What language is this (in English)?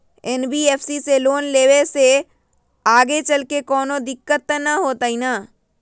Magahi